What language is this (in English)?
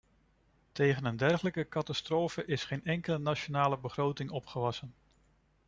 Dutch